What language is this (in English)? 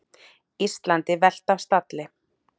Icelandic